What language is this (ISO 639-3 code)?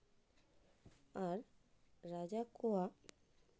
sat